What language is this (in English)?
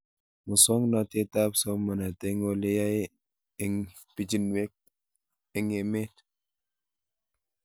Kalenjin